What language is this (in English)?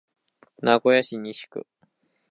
Japanese